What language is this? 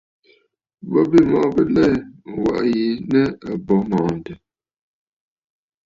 Bafut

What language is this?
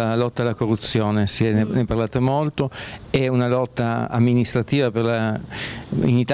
Italian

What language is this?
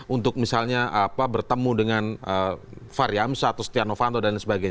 Indonesian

